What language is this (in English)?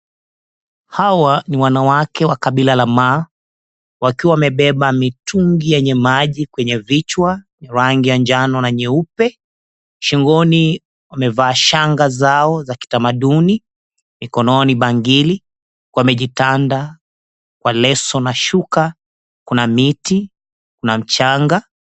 Swahili